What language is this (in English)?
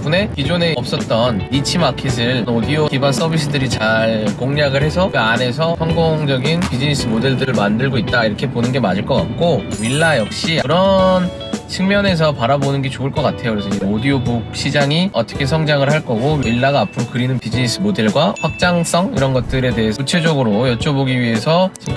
Korean